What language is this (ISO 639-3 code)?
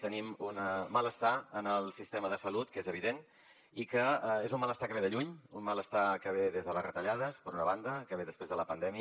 cat